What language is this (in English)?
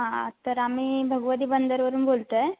Marathi